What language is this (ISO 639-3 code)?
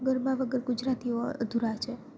guj